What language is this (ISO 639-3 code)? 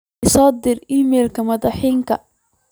som